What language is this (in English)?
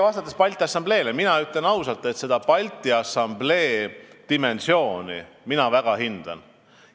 Estonian